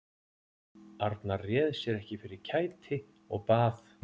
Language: Icelandic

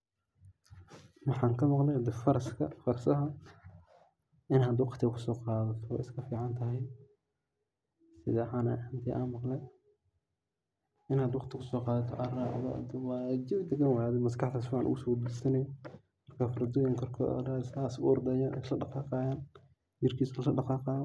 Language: Somali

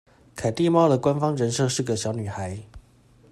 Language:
Chinese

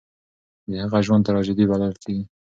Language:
Pashto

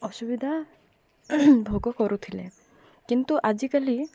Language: Odia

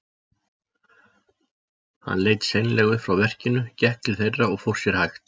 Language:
Icelandic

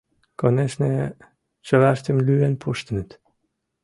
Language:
Mari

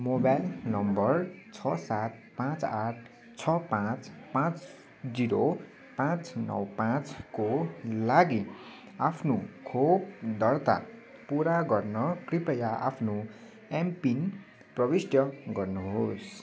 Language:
Nepali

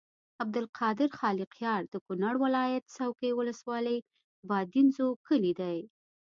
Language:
Pashto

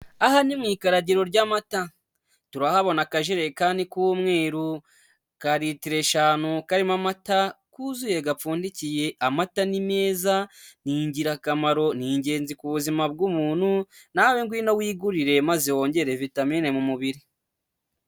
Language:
Kinyarwanda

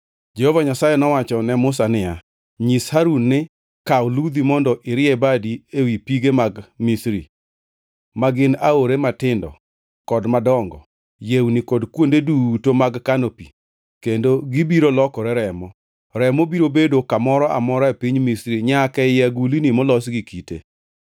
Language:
Luo (Kenya and Tanzania)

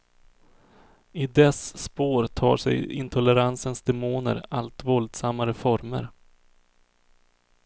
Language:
Swedish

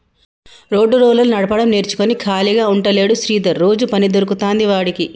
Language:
Telugu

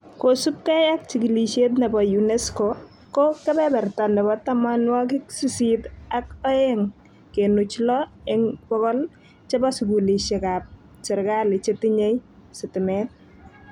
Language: Kalenjin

